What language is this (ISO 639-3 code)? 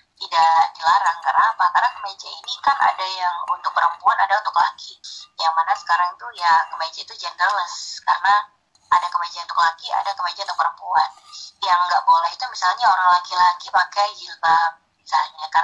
ind